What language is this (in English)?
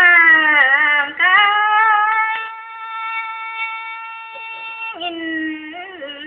Indonesian